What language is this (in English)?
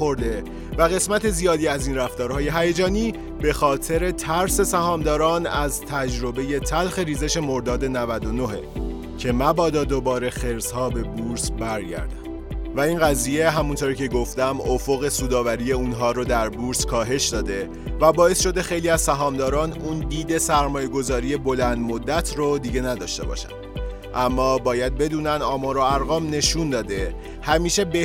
Persian